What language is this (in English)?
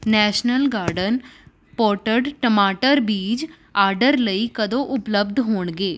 Punjabi